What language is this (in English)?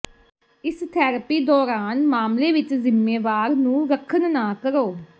Punjabi